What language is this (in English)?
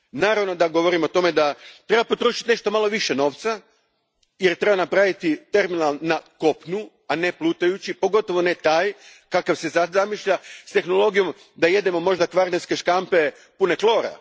Croatian